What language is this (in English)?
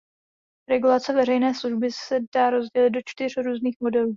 Czech